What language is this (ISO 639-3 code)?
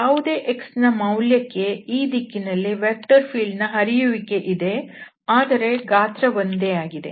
kan